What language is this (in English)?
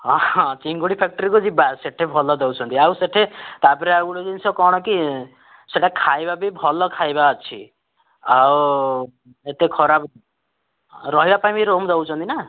Odia